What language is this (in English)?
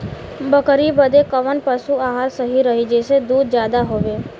Bhojpuri